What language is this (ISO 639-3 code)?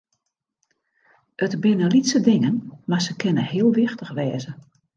fry